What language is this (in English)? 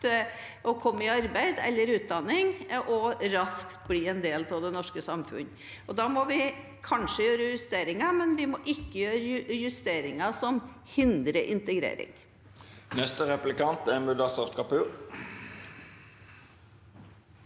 Norwegian